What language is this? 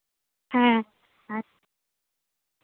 Santali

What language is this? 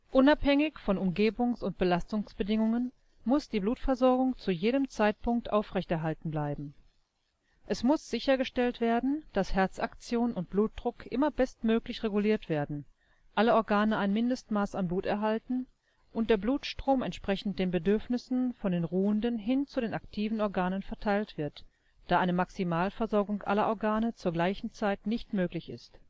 German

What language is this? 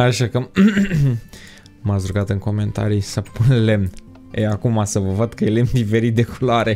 Romanian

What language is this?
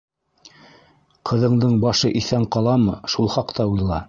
Bashkir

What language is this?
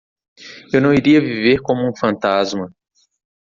Portuguese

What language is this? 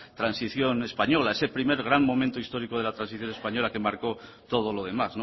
Spanish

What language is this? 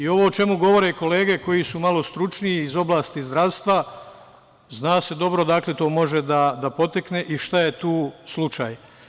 Serbian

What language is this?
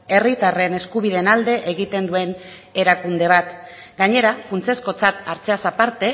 Basque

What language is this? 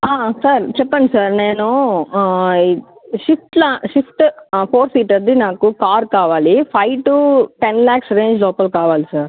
Telugu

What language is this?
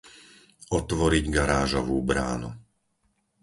Slovak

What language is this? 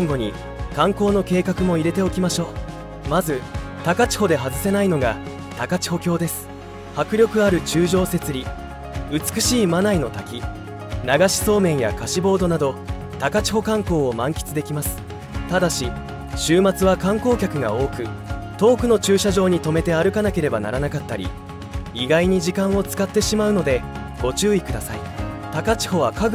Japanese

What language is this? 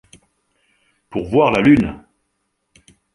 French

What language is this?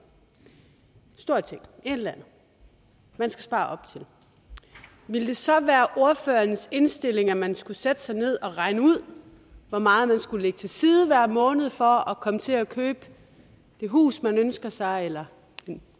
Danish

